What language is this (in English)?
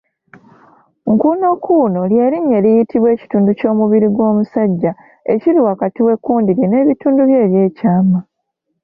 Ganda